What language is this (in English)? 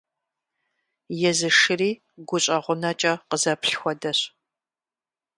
Kabardian